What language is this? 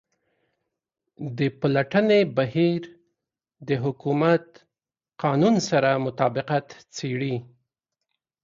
Pashto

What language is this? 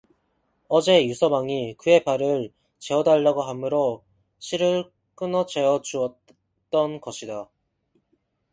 Korean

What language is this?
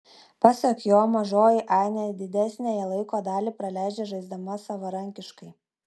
Lithuanian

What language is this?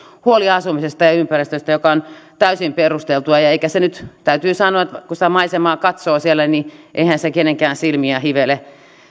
Finnish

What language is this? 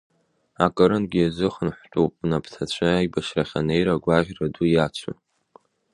Abkhazian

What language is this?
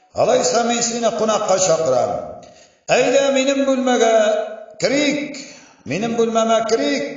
Turkish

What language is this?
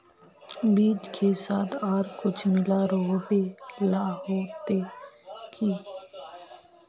Magahi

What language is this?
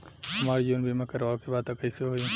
Bhojpuri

